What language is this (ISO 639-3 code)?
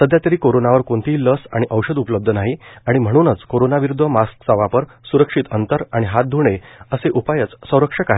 mar